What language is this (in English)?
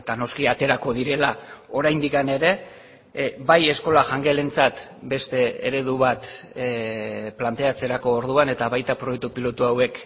Basque